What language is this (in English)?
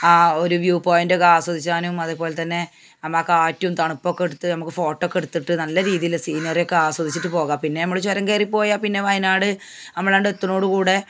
Malayalam